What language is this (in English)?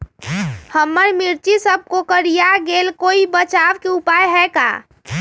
Magahi